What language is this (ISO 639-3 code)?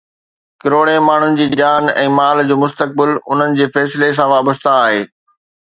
snd